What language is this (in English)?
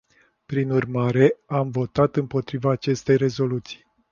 Romanian